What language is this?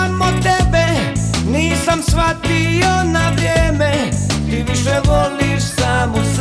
Croatian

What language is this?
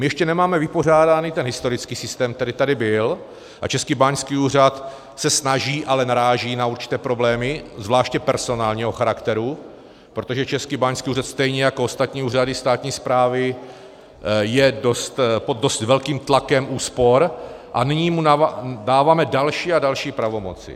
Czech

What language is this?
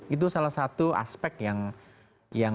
Indonesian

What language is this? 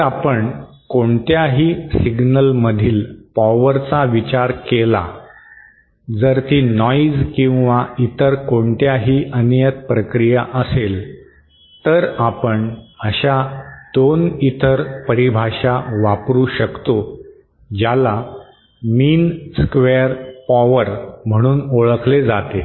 Marathi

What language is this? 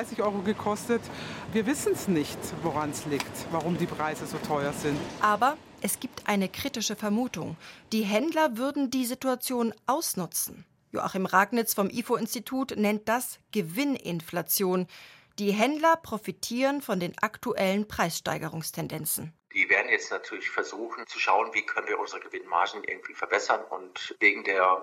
German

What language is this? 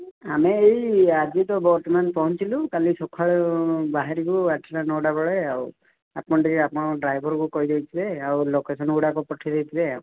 Odia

